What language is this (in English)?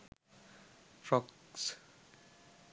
Sinhala